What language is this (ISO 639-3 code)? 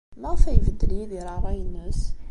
kab